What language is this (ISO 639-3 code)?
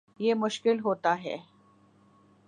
urd